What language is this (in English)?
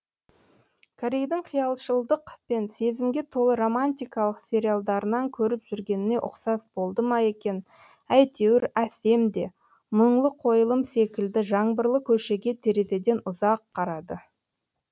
Kazakh